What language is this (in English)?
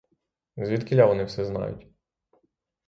Ukrainian